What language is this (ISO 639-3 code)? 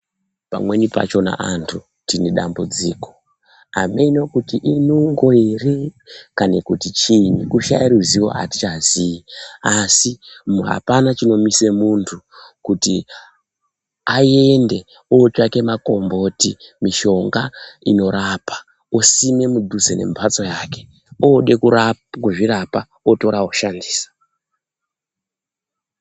ndc